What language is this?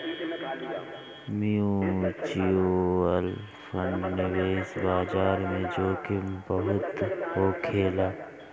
Bhojpuri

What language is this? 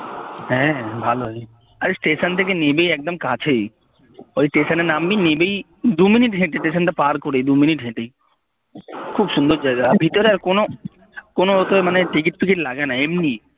Bangla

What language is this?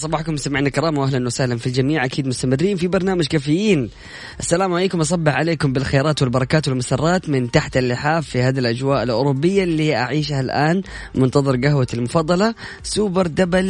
Arabic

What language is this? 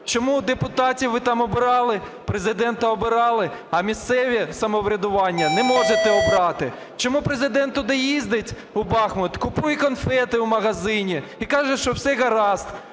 Ukrainian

